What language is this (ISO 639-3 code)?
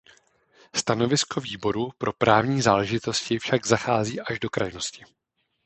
ces